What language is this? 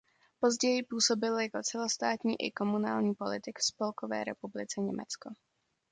Czech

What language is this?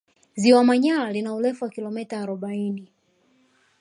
Swahili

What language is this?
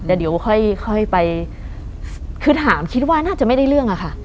Thai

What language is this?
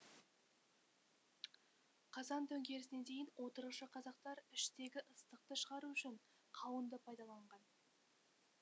Kazakh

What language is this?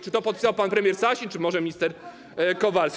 Polish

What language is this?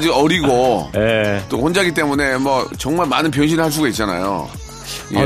Korean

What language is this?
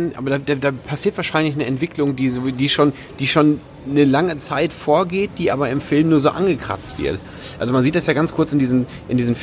German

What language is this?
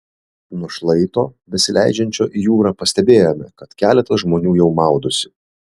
Lithuanian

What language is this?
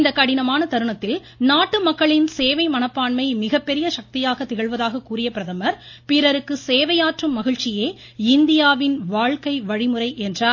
Tamil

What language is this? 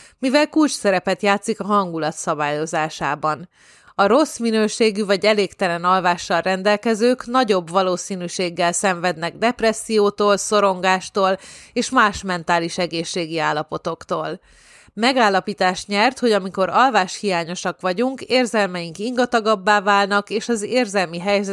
Hungarian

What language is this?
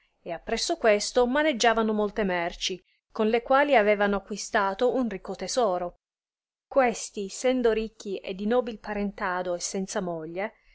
Italian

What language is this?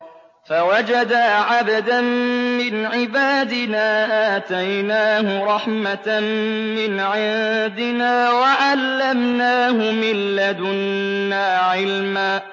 Arabic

